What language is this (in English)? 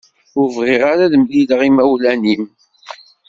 Kabyle